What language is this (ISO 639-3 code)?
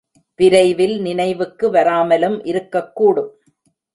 tam